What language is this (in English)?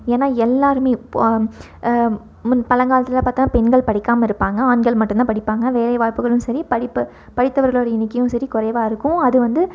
Tamil